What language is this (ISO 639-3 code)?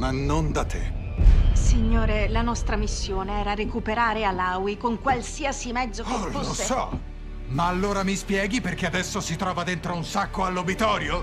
ita